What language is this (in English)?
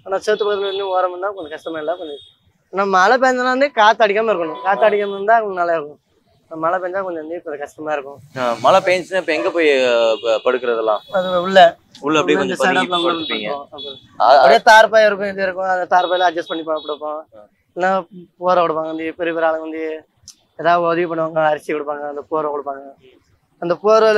Tamil